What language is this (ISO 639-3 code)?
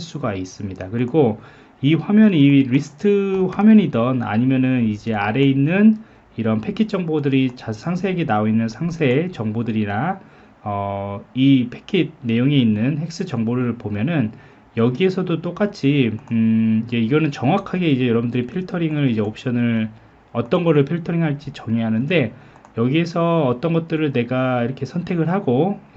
kor